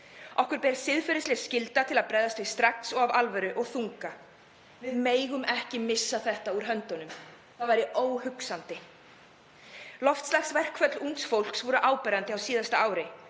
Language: Icelandic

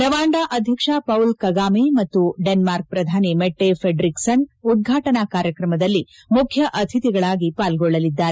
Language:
Kannada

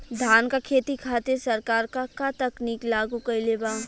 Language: Bhojpuri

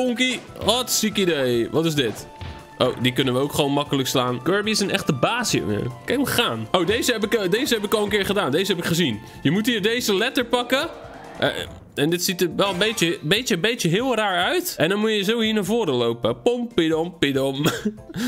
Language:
Dutch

